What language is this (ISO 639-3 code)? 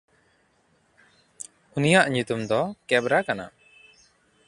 sat